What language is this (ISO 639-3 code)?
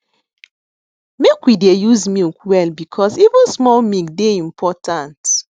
pcm